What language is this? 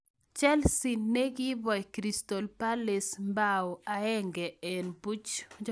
Kalenjin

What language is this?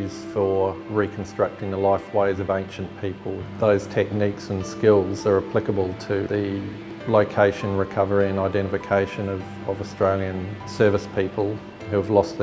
English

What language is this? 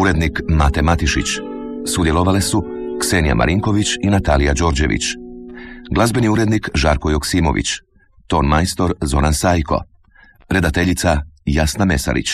Croatian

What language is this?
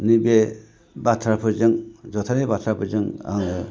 Bodo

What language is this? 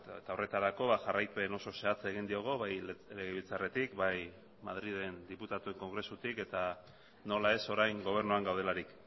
Basque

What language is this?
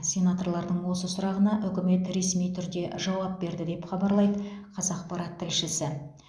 Kazakh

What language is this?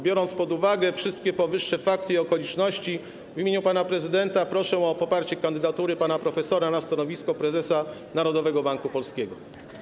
Polish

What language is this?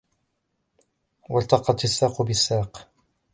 Arabic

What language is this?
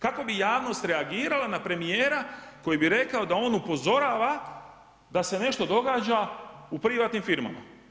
Croatian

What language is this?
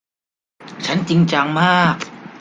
Thai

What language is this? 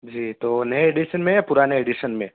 Urdu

